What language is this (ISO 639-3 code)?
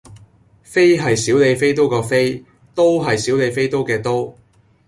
yue